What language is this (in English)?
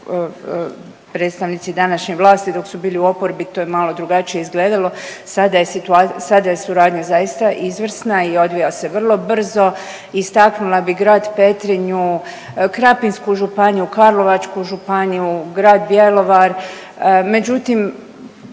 Croatian